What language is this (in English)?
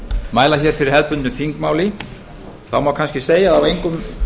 Icelandic